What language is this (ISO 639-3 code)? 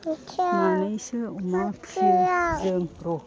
brx